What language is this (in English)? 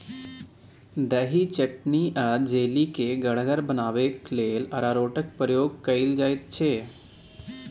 Maithili